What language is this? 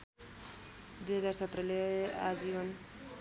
Nepali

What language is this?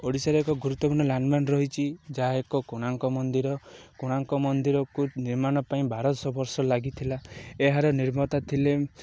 Odia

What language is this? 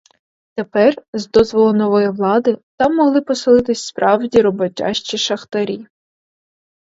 Ukrainian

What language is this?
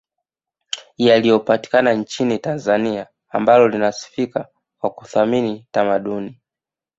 Swahili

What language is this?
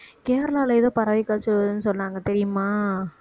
Tamil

